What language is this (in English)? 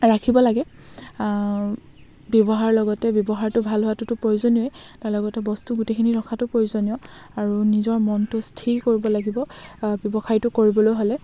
Assamese